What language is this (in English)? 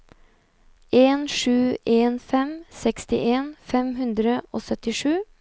Norwegian